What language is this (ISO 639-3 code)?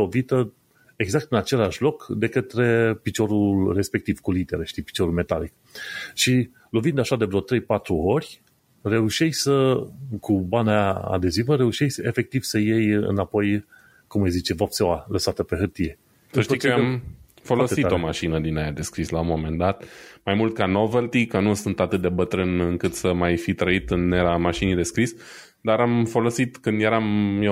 ron